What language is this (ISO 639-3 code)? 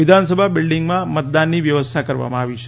guj